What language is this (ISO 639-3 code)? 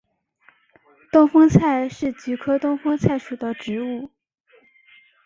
zho